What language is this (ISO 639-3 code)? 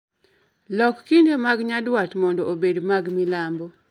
luo